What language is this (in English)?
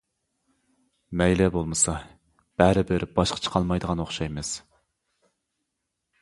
Uyghur